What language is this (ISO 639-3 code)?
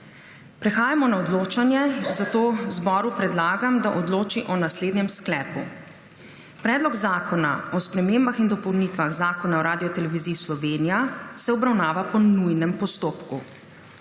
slv